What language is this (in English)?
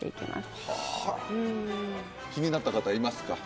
Japanese